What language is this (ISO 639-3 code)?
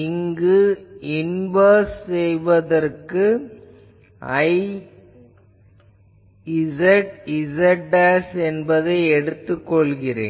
tam